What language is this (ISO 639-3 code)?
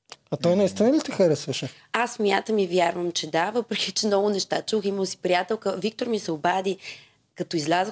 bul